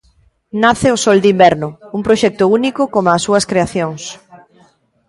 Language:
Galician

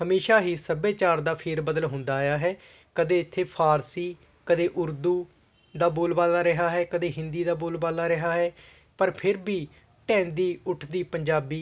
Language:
Punjabi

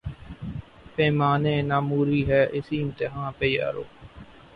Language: Urdu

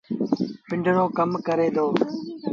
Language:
Sindhi Bhil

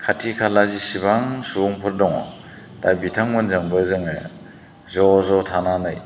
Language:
Bodo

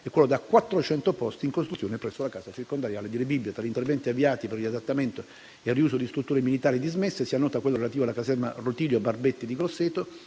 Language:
Italian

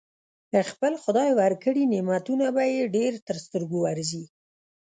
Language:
Pashto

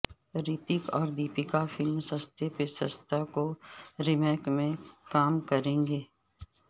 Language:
Urdu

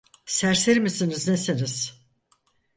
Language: Turkish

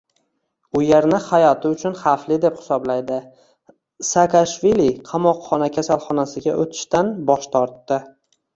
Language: Uzbek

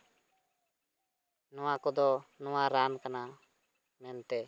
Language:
Santali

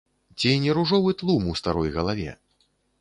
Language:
Belarusian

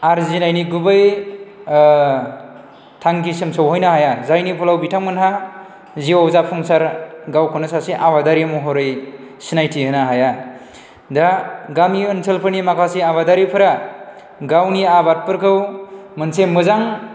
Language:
Bodo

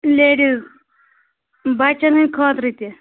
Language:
Kashmiri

